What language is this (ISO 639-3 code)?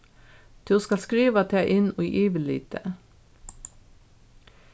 fao